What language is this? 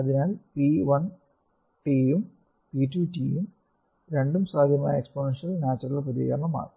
Malayalam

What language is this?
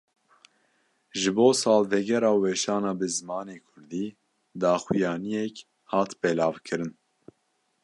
Kurdish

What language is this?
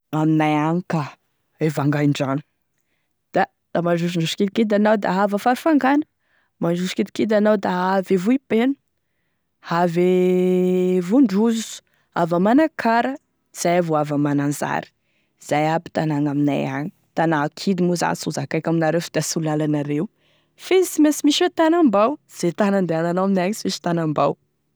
Tesaka Malagasy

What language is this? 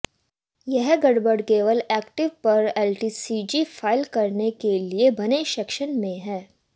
Hindi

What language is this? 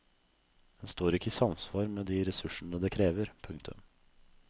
Norwegian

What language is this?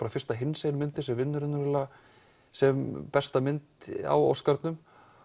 Icelandic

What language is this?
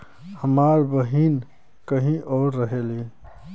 Bhojpuri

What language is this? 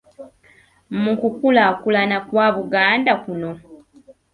Ganda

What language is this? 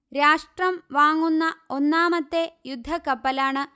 Malayalam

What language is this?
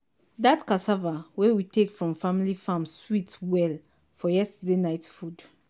Nigerian Pidgin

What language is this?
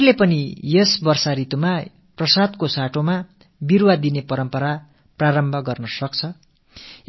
Tamil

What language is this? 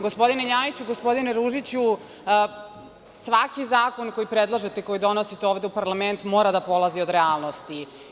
Serbian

